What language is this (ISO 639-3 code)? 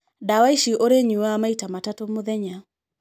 kik